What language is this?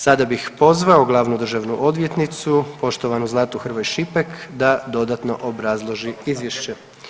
Croatian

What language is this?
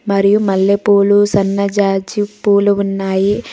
Telugu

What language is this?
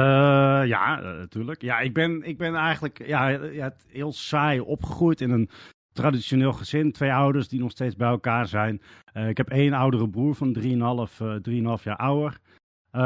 Dutch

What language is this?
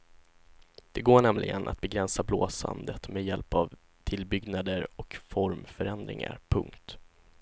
Swedish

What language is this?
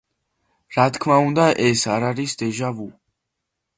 Georgian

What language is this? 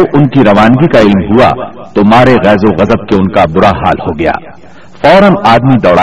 Urdu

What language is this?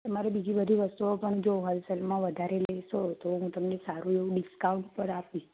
Gujarati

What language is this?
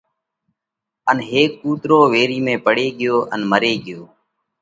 Parkari Koli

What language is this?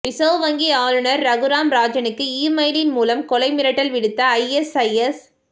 Tamil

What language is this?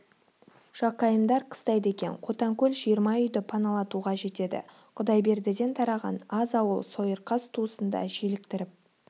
Kazakh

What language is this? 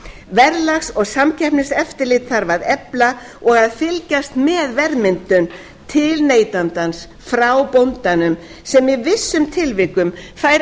Icelandic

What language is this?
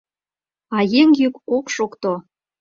Mari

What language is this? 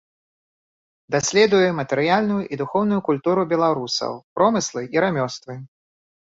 Belarusian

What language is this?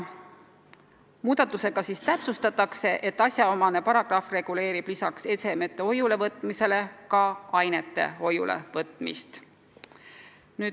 Estonian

